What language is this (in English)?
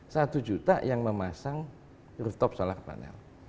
Indonesian